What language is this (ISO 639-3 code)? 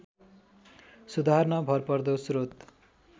nep